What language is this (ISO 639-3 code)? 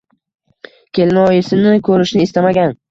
uzb